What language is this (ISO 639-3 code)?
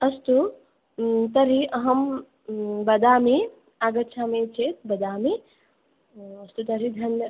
san